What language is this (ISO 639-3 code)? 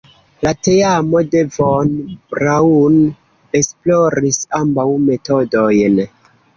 epo